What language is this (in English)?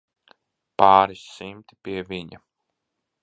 Latvian